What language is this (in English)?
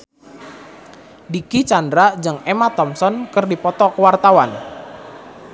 Sundanese